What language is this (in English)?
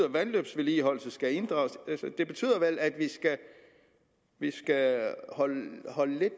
Danish